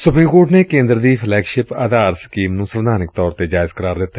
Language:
Punjabi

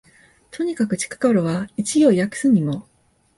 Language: Japanese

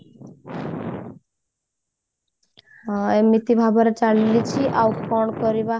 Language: Odia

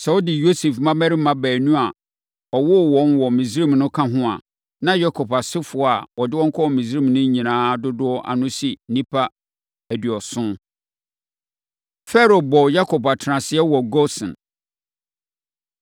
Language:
Akan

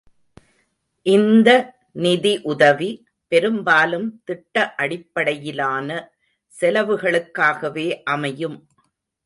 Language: Tamil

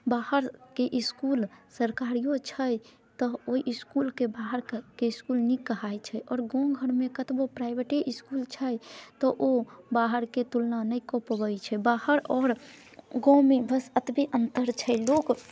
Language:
Maithili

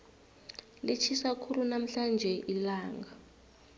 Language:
South Ndebele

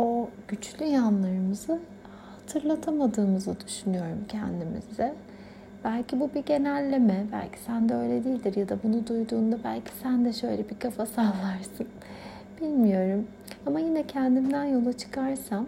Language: Turkish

